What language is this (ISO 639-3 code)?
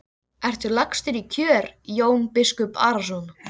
isl